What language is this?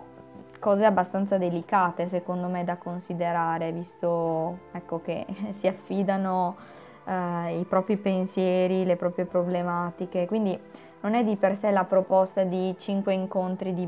Italian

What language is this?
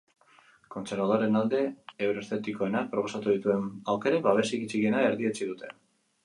Basque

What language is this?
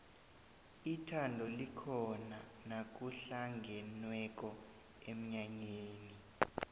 South Ndebele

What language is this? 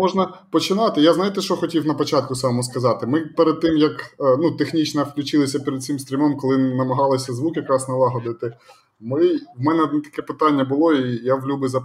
Ukrainian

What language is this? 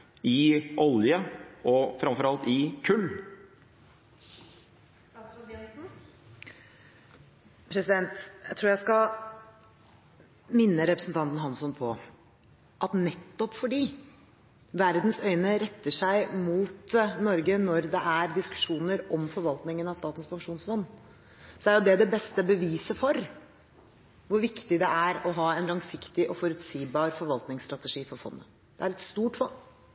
Norwegian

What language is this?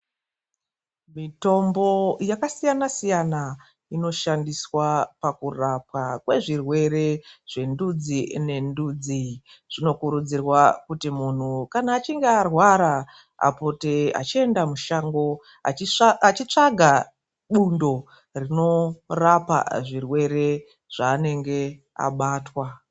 Ndau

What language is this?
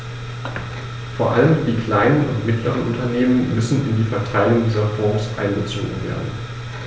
German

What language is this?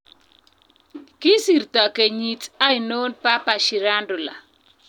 Kalenjin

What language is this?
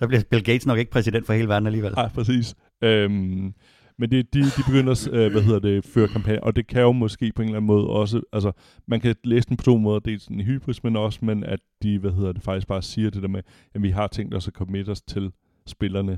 Danish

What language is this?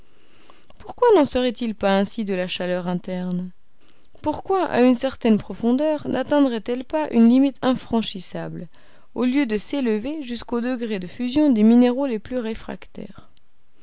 French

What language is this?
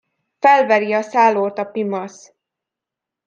Hungarian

